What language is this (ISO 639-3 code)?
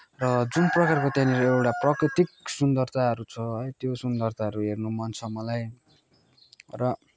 nep